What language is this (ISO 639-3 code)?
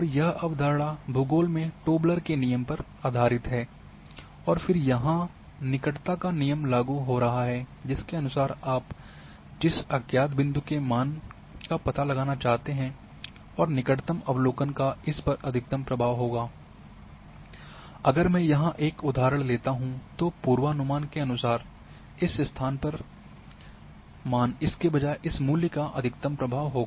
hin